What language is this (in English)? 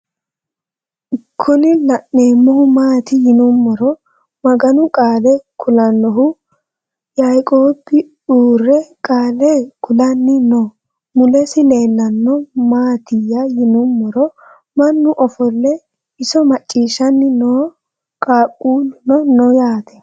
Sidamo